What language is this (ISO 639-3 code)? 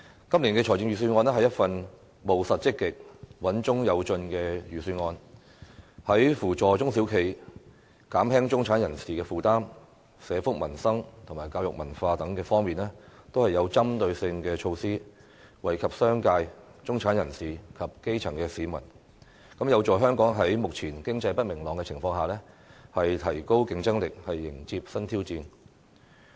yue